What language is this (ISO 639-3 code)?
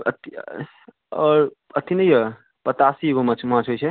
mai